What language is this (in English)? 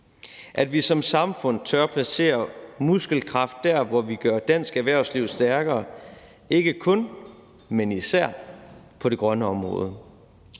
Danish